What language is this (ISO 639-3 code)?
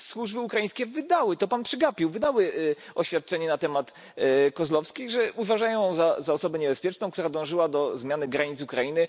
pol